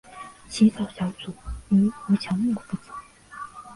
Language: Chinese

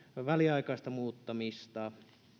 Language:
Finnish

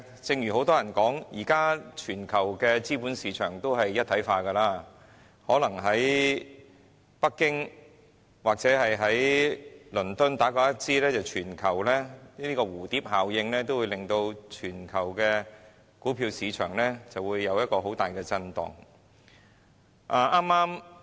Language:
Cantonese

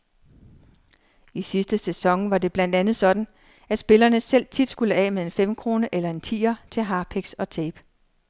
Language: Danish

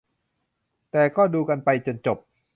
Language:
Thai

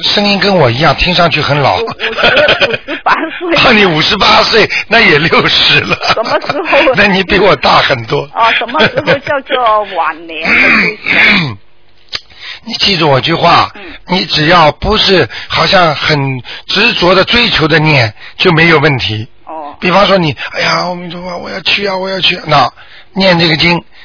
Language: Chinese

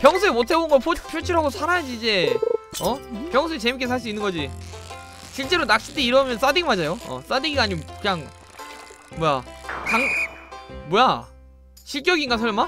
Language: Korean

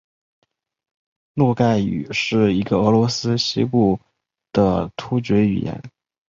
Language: Chinese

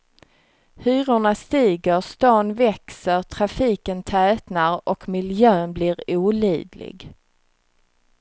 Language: Swedish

